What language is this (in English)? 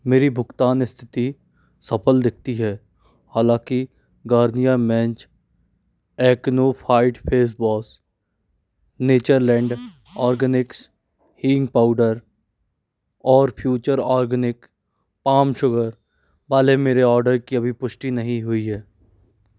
Hindi